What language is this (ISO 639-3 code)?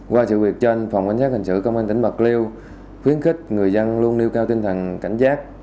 vie